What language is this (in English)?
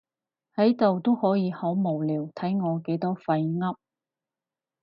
Cantonese